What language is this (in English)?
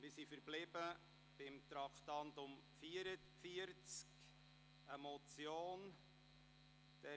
Swiss German